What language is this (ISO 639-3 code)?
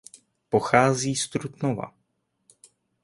ces